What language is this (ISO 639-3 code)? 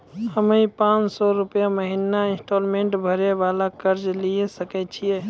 mai